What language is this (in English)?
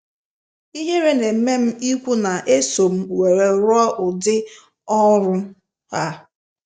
Igbo